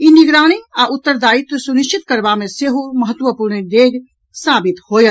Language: Maithili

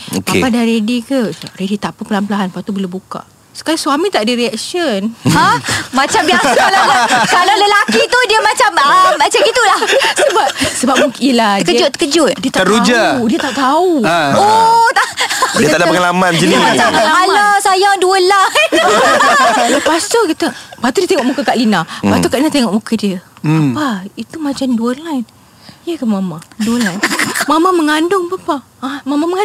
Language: Malay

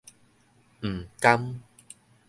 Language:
Min Nan Chinese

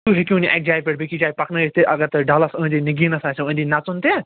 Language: Kashmiri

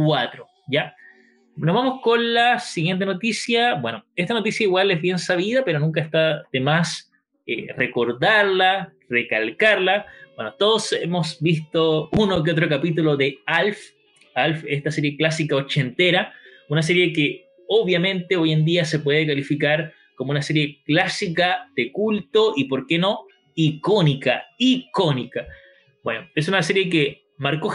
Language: Spanish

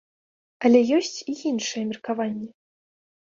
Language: Belarusian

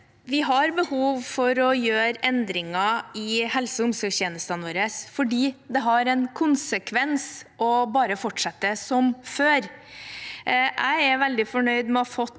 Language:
Norwegian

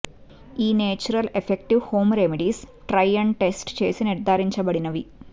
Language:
Telugu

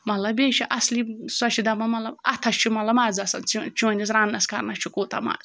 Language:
Kashmiri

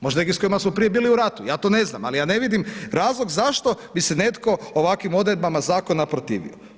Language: Croatian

